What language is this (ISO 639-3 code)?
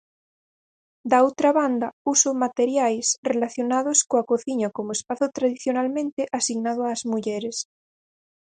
glg